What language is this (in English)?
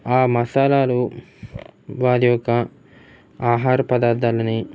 Telugu